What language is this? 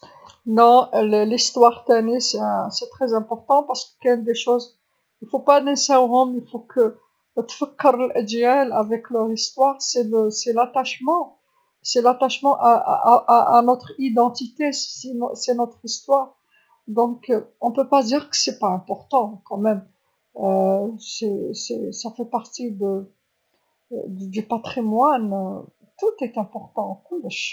Algerian Arabic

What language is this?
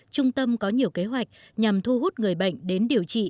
Vietnamese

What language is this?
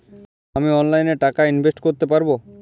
Bangla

